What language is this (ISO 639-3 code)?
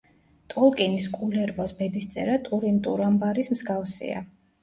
kat